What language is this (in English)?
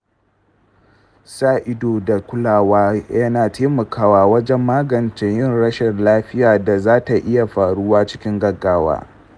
Hausa